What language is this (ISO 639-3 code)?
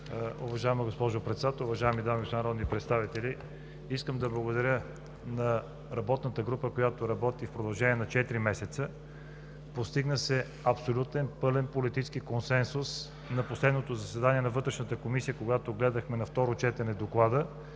bul